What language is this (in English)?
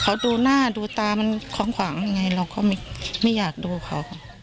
Thai